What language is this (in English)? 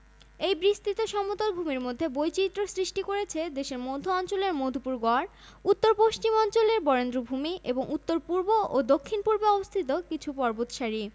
Bangla